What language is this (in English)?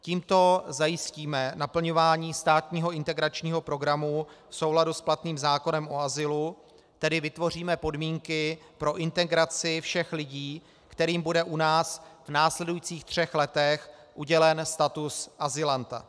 Czech